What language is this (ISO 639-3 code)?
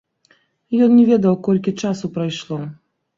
bel